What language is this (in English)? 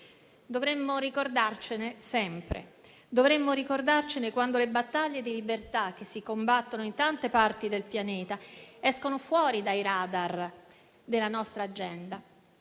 Italian